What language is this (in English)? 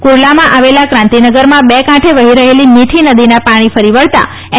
Gujarati